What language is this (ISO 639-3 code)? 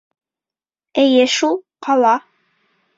bak